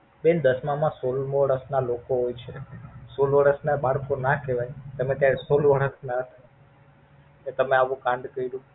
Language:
Gujarati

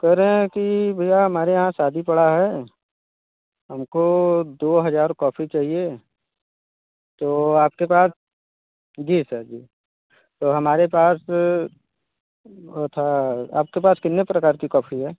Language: Hindi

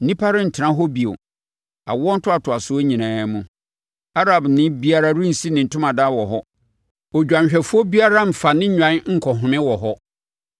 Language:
Akan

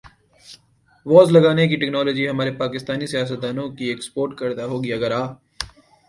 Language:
Urdu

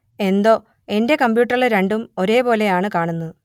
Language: Malayalam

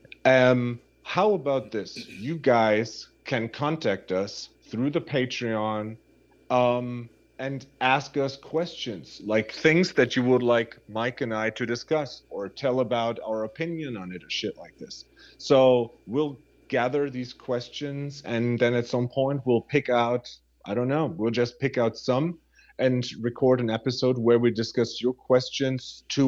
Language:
English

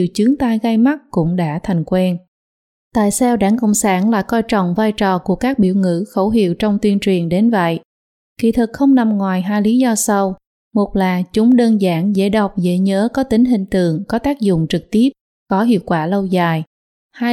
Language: Vietnamese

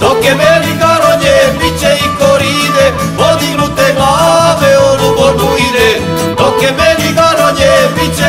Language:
Romanian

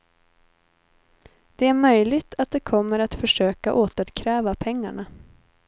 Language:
Swedish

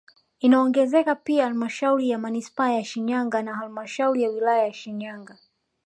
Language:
Swahili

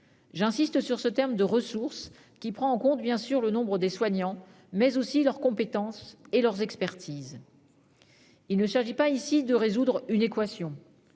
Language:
French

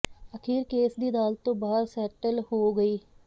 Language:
Punjabi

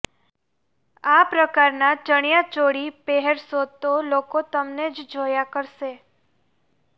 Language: Gujarati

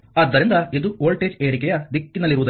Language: Kannada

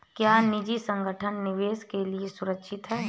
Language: Hindi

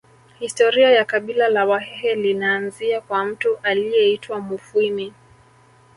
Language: Swahili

